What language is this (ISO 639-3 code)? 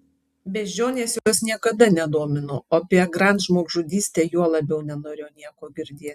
lit